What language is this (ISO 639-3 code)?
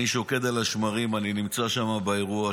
heb